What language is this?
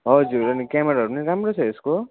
Nepali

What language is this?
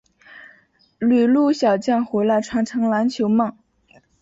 Chinese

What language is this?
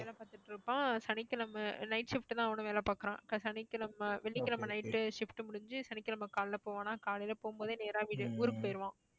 Tamil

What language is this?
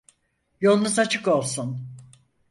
Turkish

